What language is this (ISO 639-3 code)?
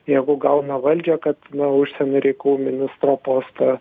lit